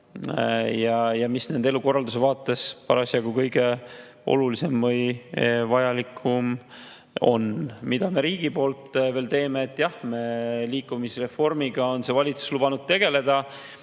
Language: Estonian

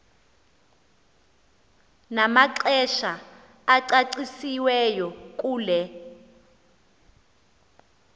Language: Xhosa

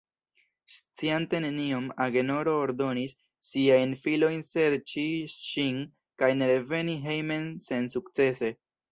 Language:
Esperanto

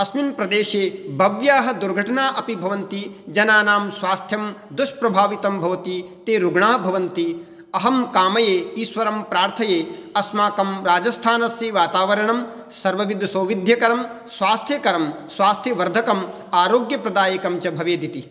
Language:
Sanskrit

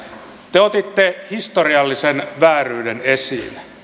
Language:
Finnish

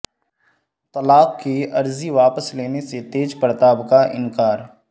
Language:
Urdu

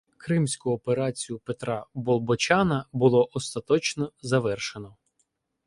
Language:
Ukrainian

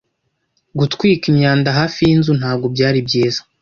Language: Kinyarwanda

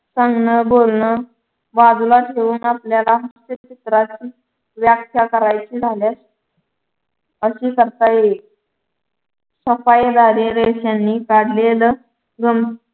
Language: Marathi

